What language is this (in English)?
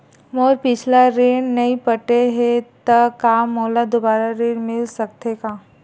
Chhattisgarhi